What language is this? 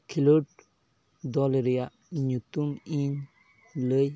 Santali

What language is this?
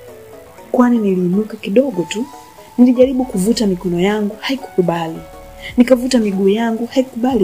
Swahili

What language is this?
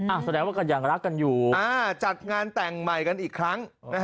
Thai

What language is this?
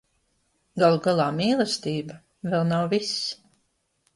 Latvian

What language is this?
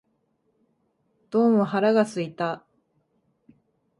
Japanese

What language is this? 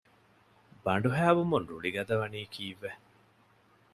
Divehi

